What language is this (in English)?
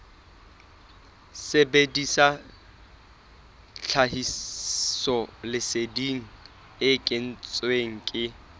Southern Sotho